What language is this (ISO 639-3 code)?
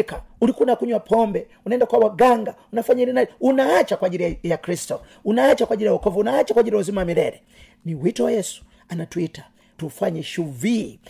swa